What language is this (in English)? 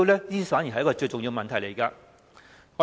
Cantonese